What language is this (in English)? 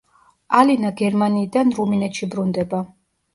Georgian